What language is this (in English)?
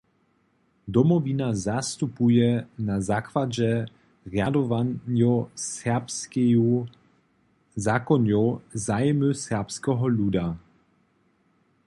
Upper Sorbian